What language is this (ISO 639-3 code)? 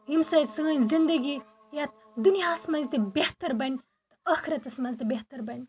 kas